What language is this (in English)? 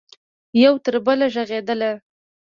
Pashto